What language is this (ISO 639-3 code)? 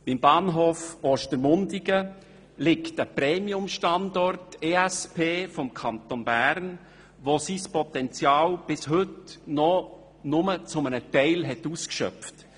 gsw